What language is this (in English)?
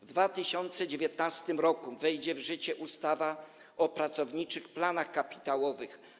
Polish